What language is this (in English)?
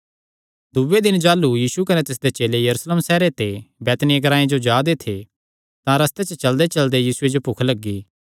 Kangri